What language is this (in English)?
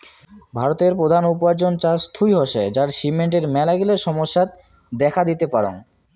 Bangla